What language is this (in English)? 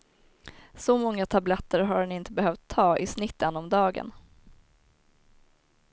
Swedish